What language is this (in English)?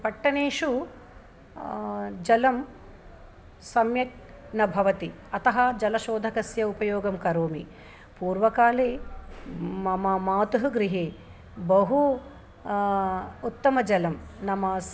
Sanskrit